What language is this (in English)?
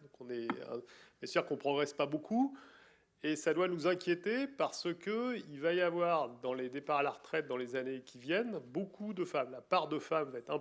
French